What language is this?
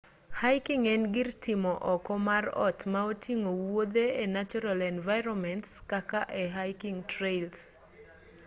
Luo (Kenya and Tanzania)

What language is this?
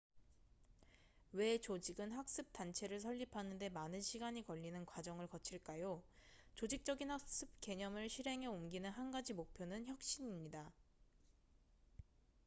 Korean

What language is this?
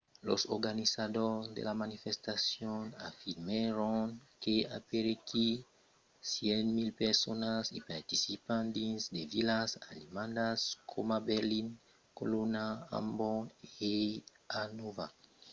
Occitan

